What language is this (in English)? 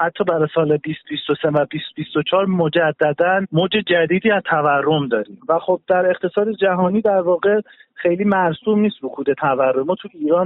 Persian